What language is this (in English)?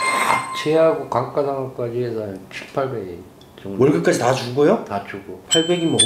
Korean